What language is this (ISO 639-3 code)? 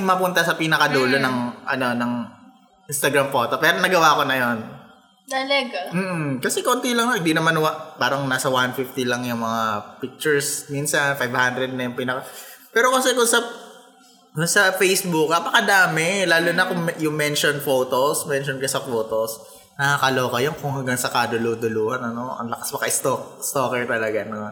fil